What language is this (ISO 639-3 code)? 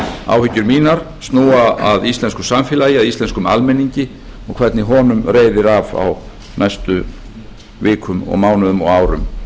isl